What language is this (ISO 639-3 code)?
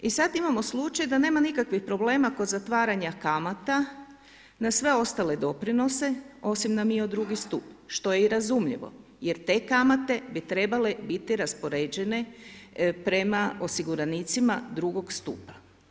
hrv